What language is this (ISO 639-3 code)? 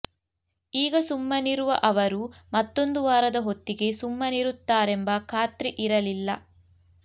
kan